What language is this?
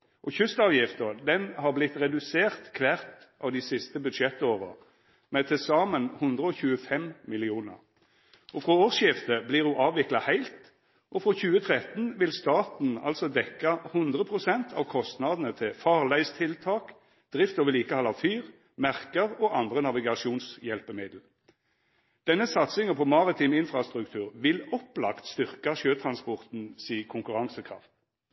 Norwegian Nynorsk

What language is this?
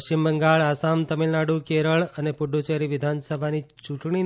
Gujarati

